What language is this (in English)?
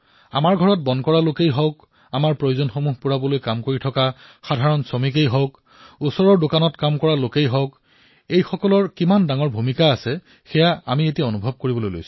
Assamese